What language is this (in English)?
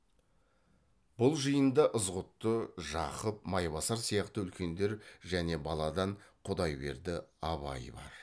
Kazakh